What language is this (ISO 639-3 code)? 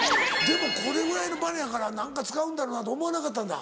jpn